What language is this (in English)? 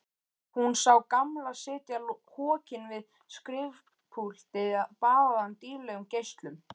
Icelandic